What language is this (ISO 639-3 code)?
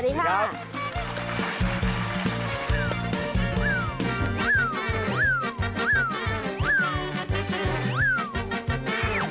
tha